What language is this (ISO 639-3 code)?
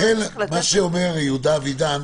heb